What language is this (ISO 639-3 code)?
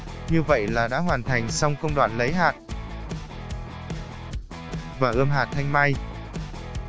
vie